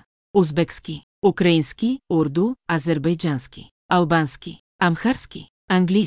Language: Bulgarian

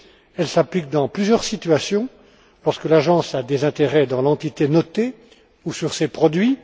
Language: French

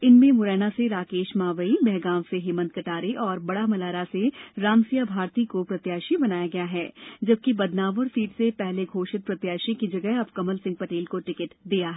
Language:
Hindi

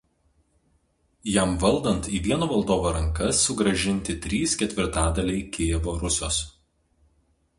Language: Lithuanian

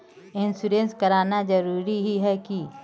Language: Magahi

